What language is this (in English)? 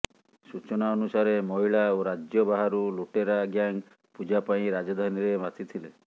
Odia